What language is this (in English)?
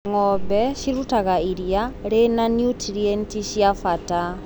Kikuyu